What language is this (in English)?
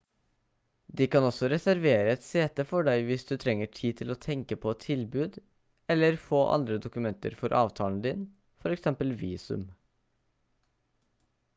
Norwegian Bokmål